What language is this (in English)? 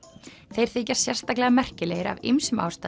Icelandic